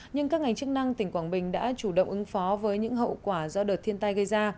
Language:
Vietnamese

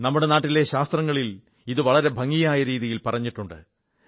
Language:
Malayalam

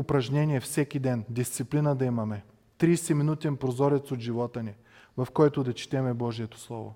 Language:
Bulgarian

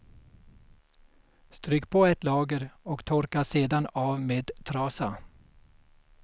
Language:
Swedish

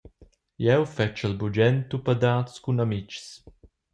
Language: Romansh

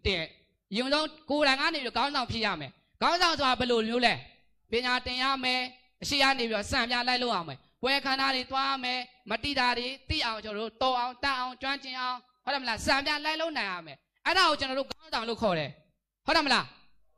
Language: Thai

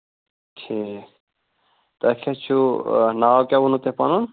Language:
Kashmiri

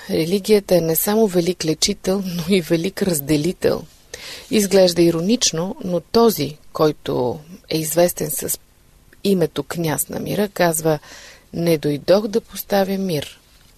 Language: Bulgarian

